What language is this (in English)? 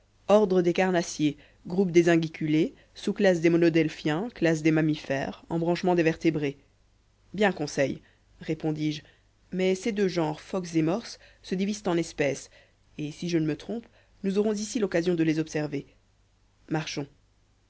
French